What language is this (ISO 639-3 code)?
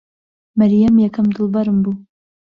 ckb